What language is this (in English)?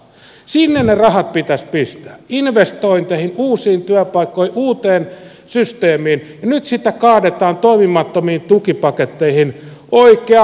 Finnish